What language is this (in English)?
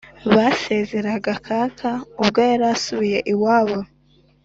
Kinyarwanda